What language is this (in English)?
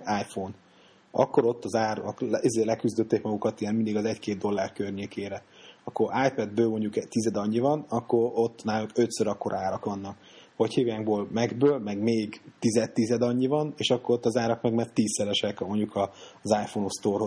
Hungarian